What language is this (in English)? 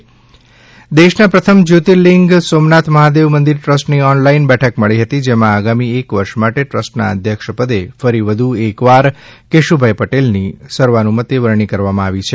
Gujarati